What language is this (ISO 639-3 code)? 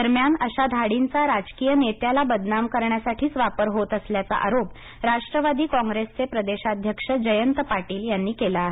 mar